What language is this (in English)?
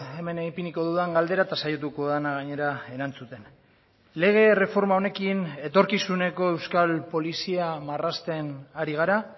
Basque